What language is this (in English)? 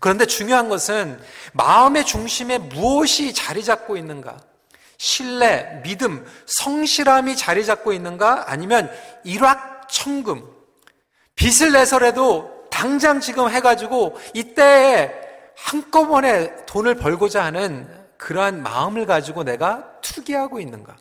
Korean